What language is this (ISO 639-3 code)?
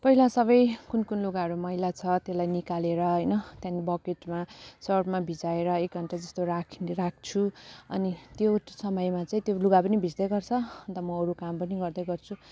nep